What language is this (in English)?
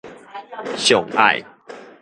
Min Nan Chinese